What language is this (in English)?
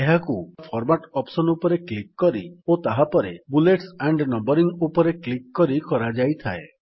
Odia